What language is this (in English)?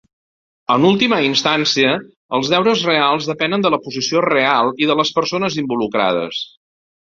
Catalan